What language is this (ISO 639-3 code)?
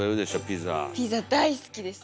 jpn